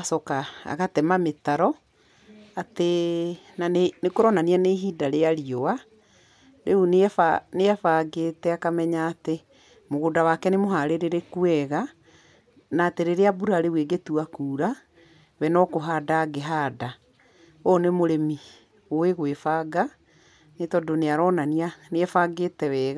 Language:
Kikuyu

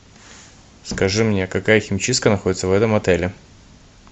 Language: Russian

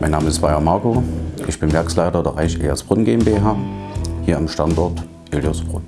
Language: German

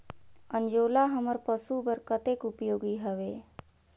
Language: Chhattisgarhi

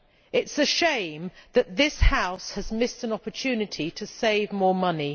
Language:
English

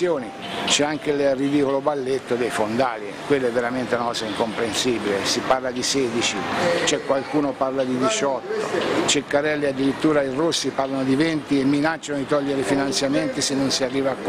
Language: Italian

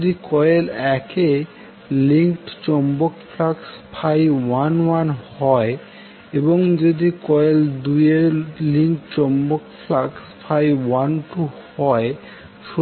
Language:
Bangla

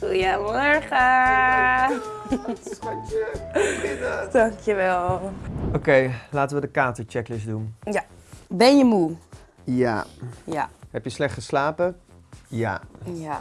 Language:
Dutch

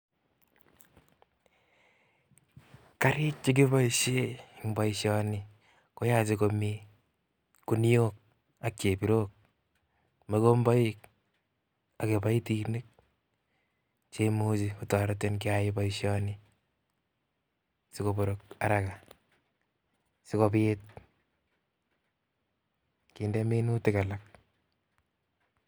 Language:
Kalenjin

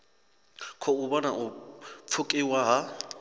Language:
Venda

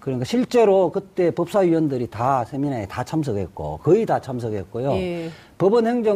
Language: Korean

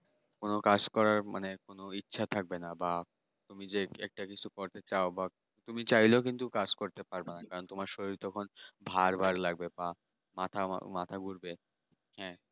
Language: Bangla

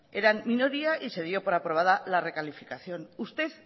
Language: Spanish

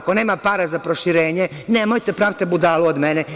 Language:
Serbian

